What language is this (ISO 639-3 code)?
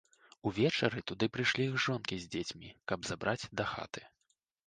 bel